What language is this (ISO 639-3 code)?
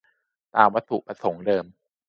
tha